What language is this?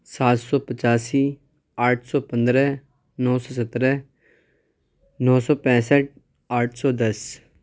Urdu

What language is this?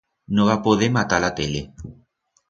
Aragonese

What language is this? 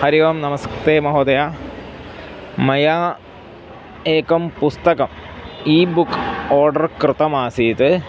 Sanskrit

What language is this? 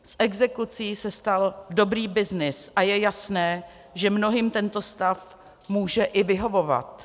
Czech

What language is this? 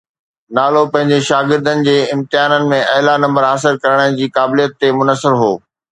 Sindhi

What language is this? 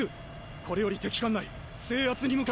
Japanese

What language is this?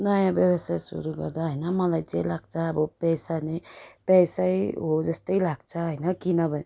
Nepali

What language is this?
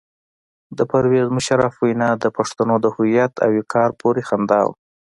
Pashto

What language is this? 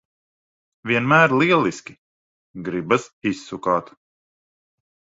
Latvian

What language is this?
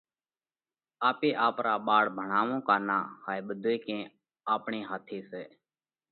Parkari Koli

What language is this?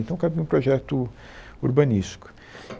Portuguese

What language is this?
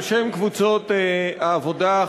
Hebrew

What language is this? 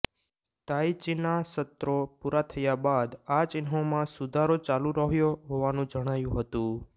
Gujarati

